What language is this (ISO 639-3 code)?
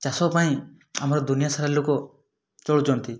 ori